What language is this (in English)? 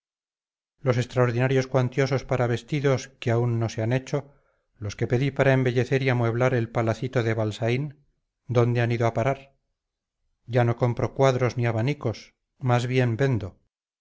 Spanish